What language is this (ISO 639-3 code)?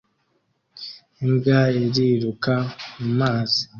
kin